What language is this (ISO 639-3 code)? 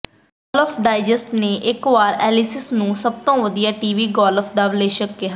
pan